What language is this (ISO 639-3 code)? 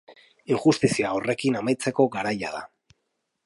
eus